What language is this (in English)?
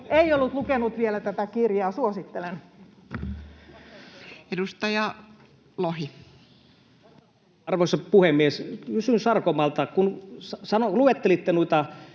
Finnish